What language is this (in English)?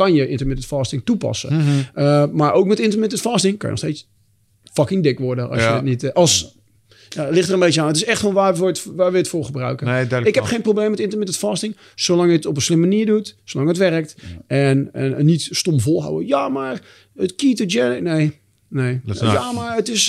Dutch